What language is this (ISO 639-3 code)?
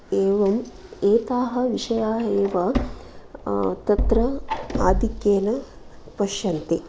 san